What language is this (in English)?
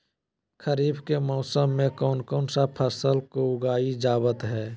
Magahi